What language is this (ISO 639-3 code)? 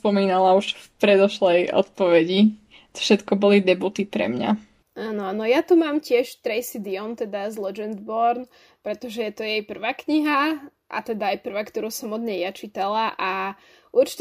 slk